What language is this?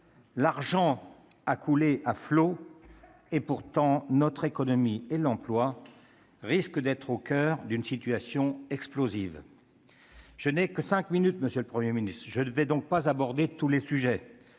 French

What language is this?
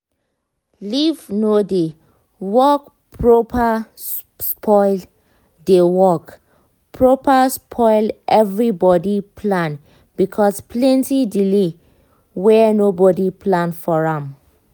Nigerian Pidgin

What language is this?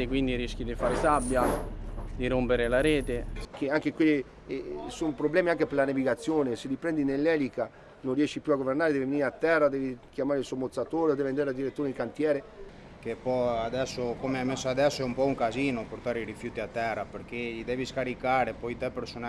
Italian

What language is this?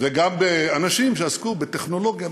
Hebrew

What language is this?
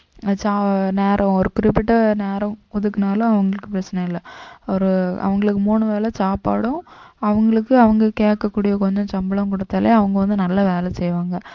Tamil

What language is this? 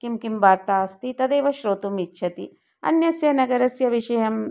Sanskrit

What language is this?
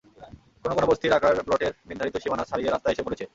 Bangla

